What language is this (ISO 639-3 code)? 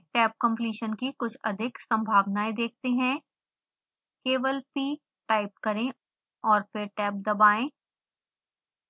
hin